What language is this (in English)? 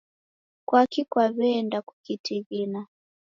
Taita